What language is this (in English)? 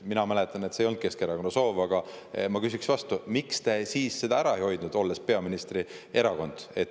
Estonian